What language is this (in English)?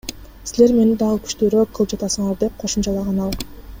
Kyrgyz